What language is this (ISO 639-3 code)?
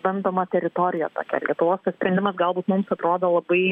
lit